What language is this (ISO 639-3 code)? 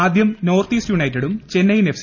mal